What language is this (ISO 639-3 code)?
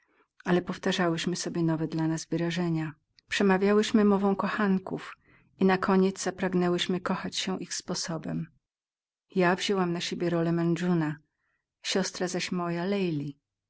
pol